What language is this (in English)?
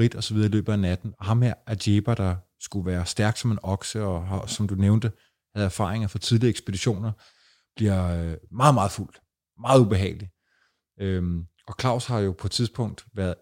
Danish